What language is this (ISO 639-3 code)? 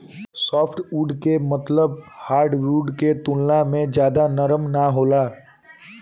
bho